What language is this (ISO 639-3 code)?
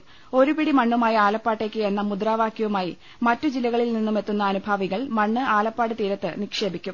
mal